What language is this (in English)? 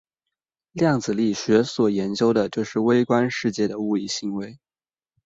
Chinese